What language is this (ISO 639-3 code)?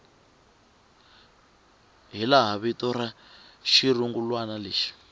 tso